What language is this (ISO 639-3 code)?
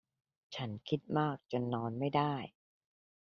tha